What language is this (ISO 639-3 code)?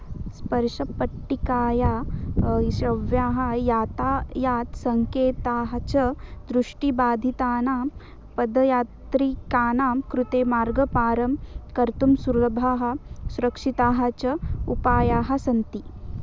san